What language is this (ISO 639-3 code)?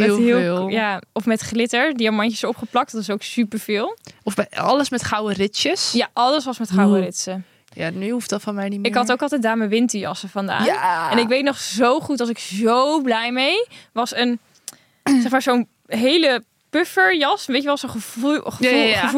nld